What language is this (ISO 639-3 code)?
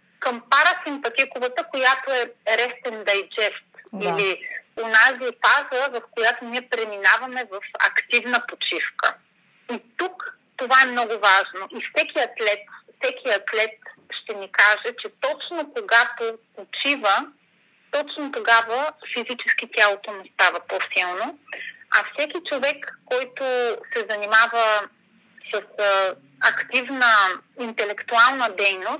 bul